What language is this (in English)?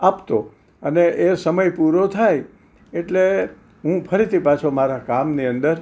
Gujarati